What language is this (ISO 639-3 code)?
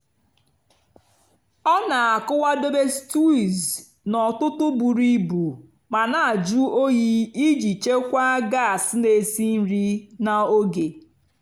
ibo